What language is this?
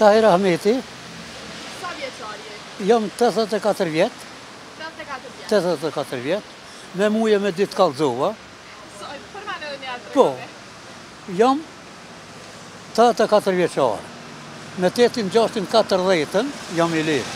Romanian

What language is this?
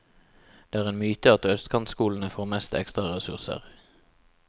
Norwegian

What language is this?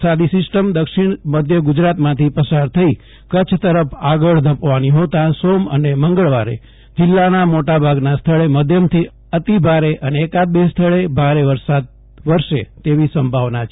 Gujarati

